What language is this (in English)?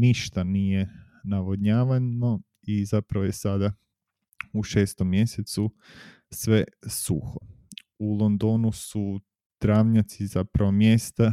Croatian